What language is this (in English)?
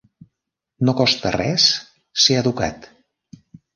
Catalan